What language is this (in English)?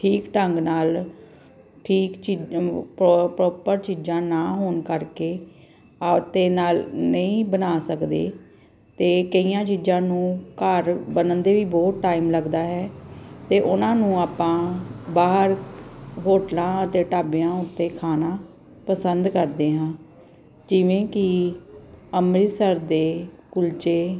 Punjabi